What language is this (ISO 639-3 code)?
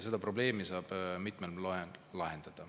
est